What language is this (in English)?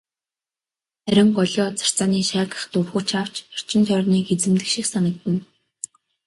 Mongolian